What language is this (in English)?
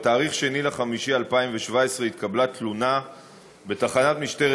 Hebrew